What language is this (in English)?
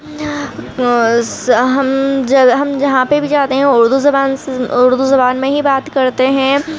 Urdu